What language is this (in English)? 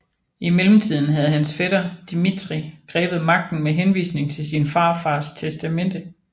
Danish